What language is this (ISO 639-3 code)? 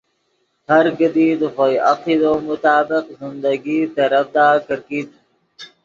ydg